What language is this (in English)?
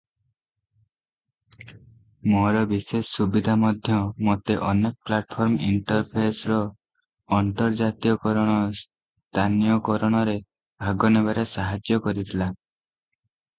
Odia